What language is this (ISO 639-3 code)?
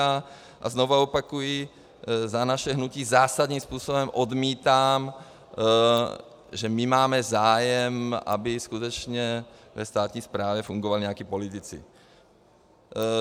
ces